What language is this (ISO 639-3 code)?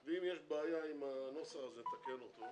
heb